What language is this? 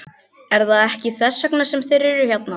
Icelandic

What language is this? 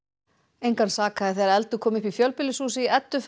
Icelandic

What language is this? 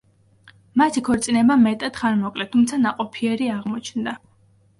Georgian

